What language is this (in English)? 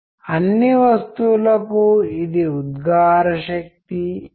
Telugu